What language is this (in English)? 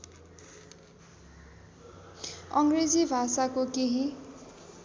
Nepali